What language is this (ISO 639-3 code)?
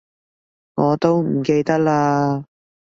yue